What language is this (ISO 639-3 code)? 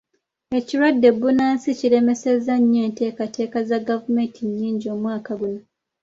lug